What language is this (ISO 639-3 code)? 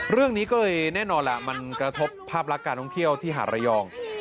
tha